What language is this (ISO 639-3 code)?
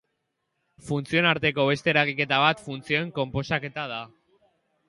eus